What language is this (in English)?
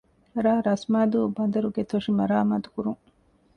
Divehi